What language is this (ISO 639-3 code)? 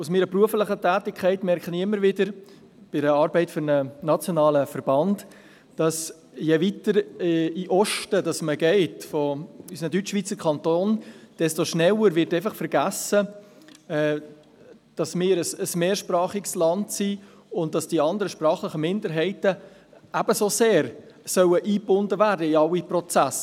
gsw